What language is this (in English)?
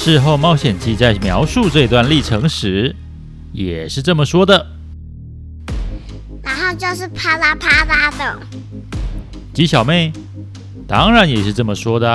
Chinese